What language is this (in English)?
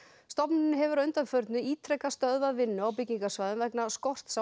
Icelandic